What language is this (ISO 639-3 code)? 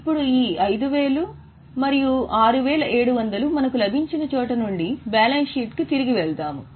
tel